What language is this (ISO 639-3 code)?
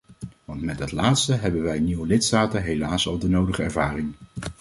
nld